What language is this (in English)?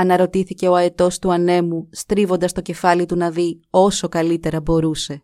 Greek